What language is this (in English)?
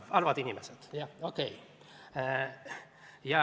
Estonian